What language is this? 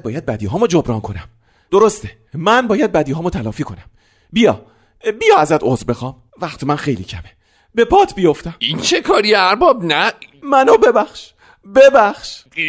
Persian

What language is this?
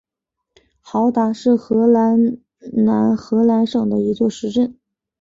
Chinese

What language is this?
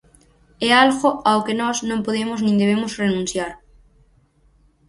Galician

